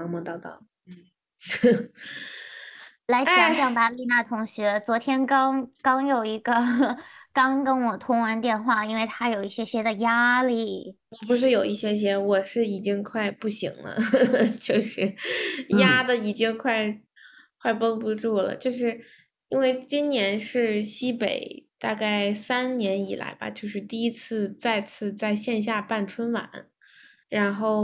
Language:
Chinese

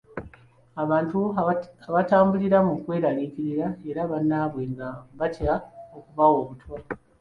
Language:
Ganda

